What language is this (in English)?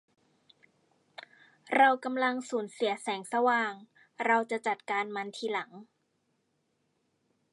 Thai